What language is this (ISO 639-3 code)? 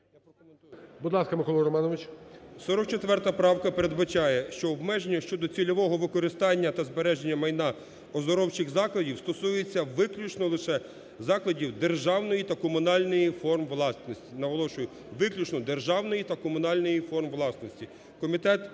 ukr